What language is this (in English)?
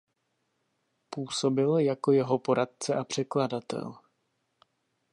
Czech